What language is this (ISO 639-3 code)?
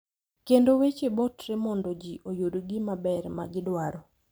luo